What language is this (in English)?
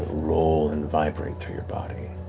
English